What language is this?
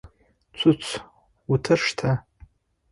Adyghe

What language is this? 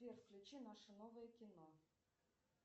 Russian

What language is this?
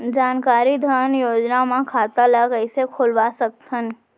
Chhattisgarhi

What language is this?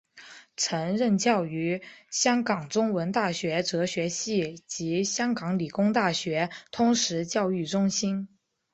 Chinese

